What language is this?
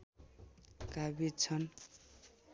Nepali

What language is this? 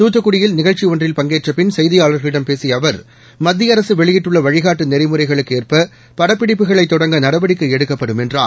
Tamil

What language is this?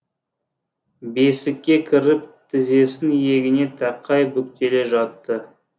Kazakh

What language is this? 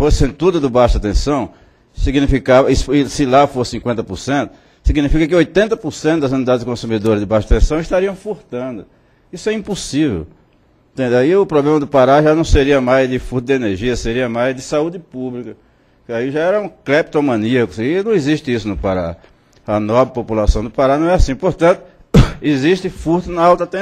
Portuguese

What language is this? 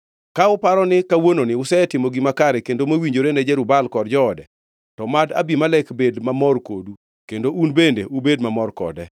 Luo (Kenya and Tanzania)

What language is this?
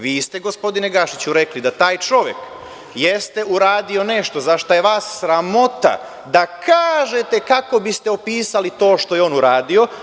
Serbian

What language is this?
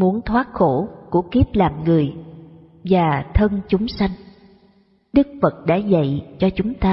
Vietnamese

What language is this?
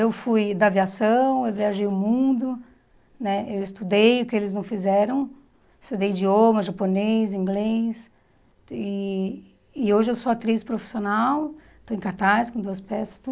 Portuguese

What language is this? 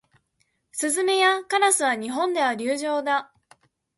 Japanese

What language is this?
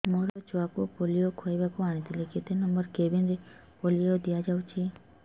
Odia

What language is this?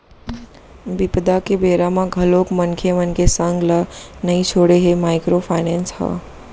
Chhattisgarhi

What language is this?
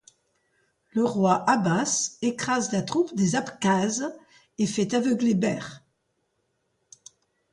French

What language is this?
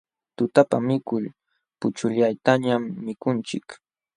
Jauja Wanca Quechua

